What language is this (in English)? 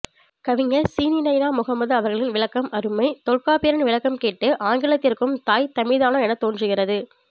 Tamil